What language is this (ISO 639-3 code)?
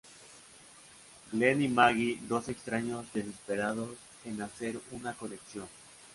spa